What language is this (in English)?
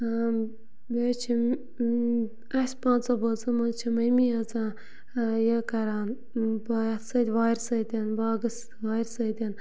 Kashmiri